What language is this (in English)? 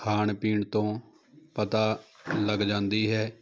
Punjabi